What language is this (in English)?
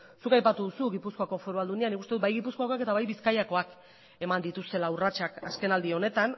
Basque